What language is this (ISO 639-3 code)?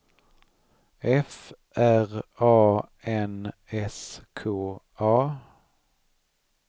swe